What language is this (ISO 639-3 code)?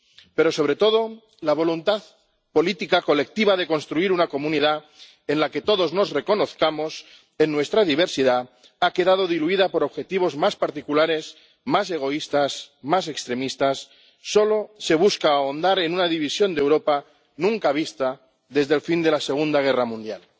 spa